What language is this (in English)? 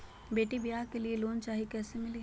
Magahi